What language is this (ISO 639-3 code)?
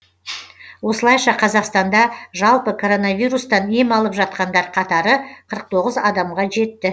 kaz